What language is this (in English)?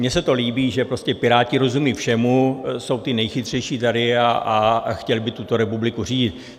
Czech